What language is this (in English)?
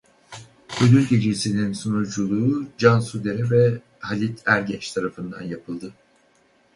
Turkish